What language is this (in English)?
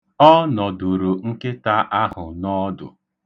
Igbo